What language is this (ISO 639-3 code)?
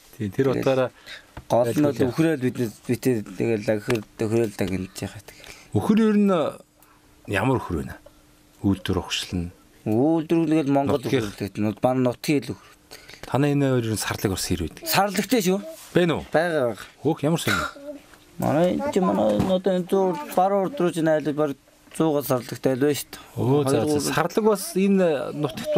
kor